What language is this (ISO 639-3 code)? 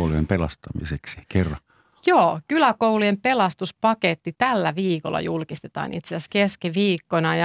fin